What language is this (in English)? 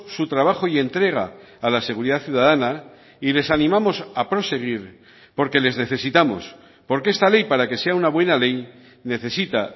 Spanish